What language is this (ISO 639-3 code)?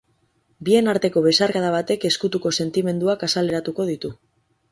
eus